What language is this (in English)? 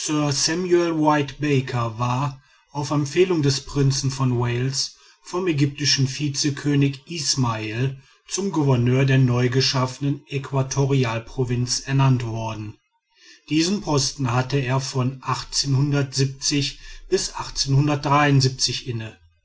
German